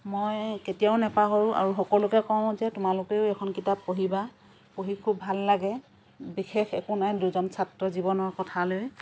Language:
Assamese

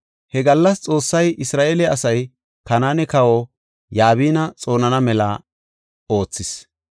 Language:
Gofa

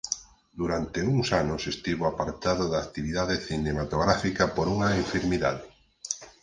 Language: Galician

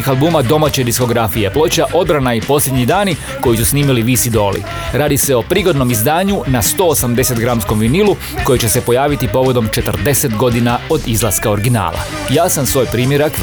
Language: Croatian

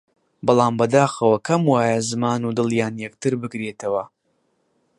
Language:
Central Kurdish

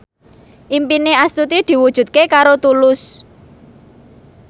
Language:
Javanese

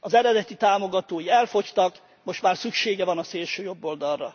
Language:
Hungarian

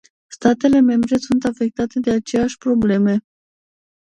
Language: Romanian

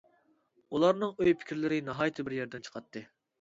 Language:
Uyghur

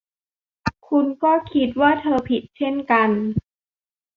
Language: Thai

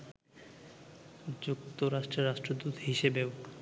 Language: Bangla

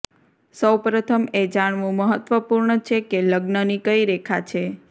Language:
Gujarati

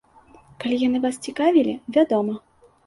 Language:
Belarusian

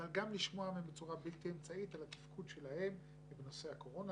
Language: Hebrew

